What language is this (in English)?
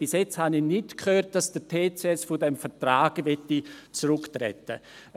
Swiss German